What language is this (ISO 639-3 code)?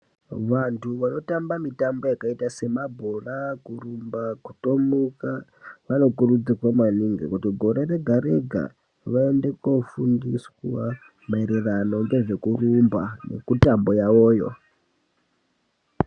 ndc